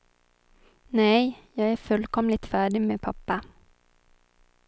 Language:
Swedish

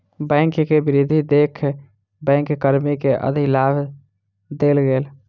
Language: Maithili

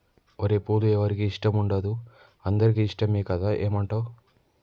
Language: Telugu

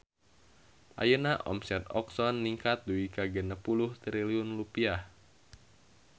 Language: Sundanese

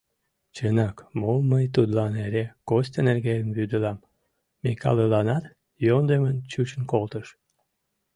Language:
Mari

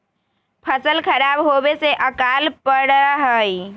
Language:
Magahi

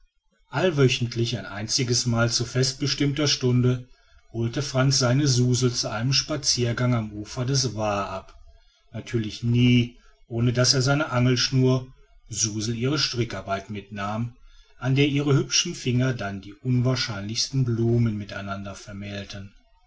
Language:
German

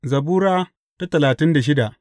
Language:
Hausa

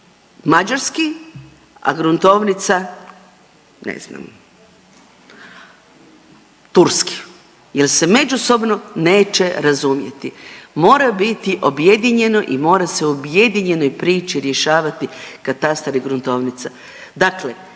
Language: Croatian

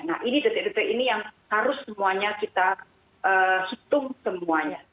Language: Indonesian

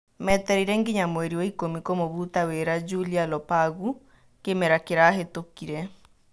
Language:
Kikuyu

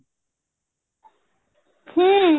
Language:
Odia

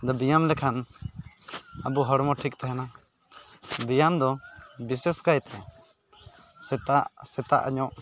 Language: Santali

